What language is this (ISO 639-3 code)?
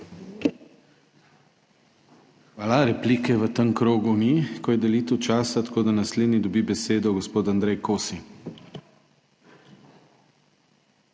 slv